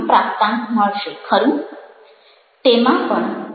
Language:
Gujarati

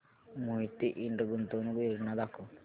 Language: Marathi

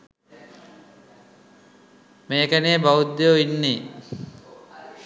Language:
Sinhala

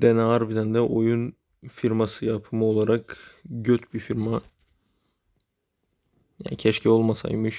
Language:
Turkish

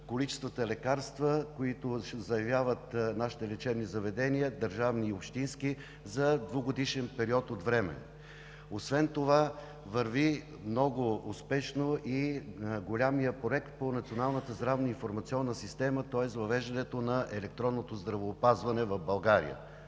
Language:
Bulgarian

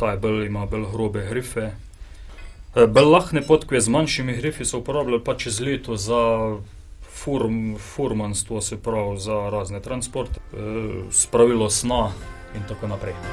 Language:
Ukrainian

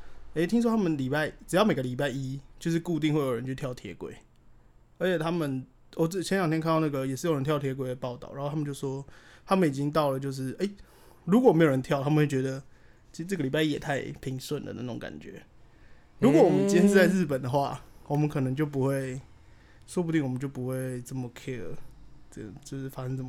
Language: Chinese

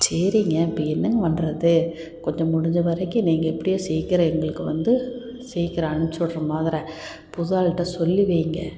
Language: Tamil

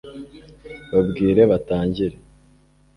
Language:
Kinyarwanda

